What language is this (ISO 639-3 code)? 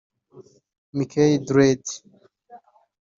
kin